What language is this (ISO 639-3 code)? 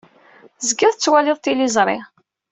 kab